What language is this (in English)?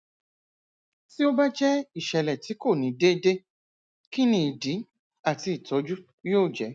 Yoruba